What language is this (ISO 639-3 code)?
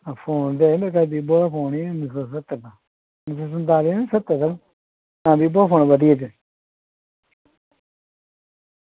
doi